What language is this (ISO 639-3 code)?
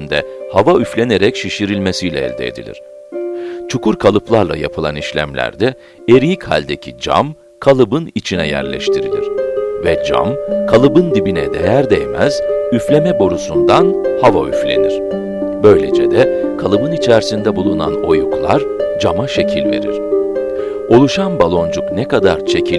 tur